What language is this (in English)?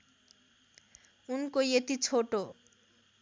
Nepali